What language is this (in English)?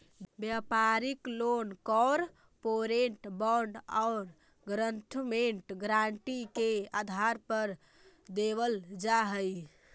Magahi